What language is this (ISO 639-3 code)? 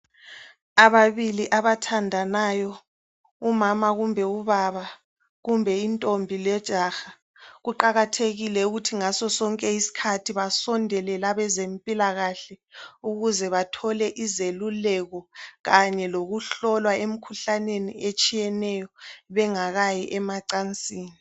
nde